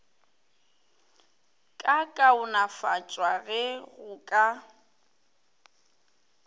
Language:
Northern Sotho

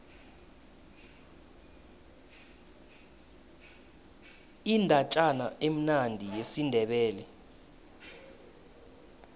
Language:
South Ndebele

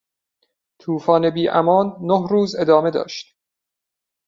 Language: Persian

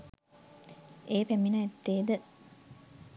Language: Sinhala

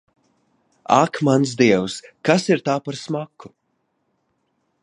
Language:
Latvian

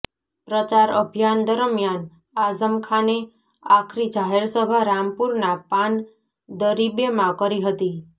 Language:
Gujarati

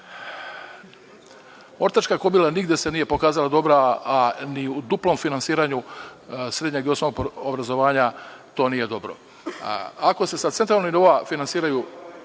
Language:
Serbian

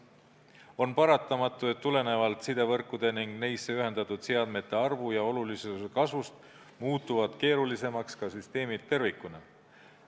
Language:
Estonian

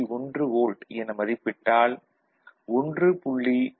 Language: Tamil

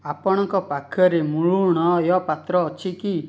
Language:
Odia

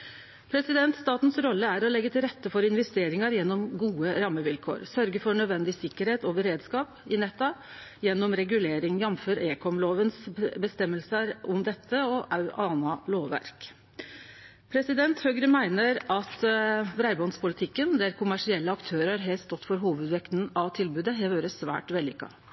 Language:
Norwegian Nynorsk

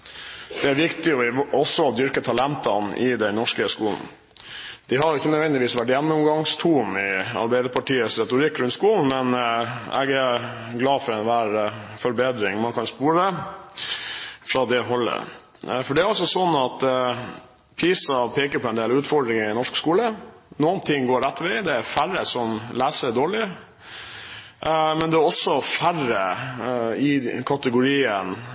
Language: Norwegian Bokmål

